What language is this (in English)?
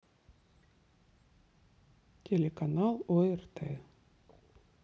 Russian